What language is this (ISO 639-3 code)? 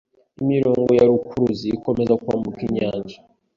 kin